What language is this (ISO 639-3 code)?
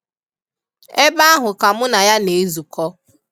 ibo